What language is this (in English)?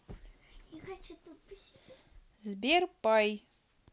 Russian